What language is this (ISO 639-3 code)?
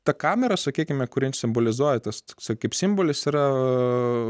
lit